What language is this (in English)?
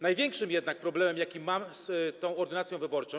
Polish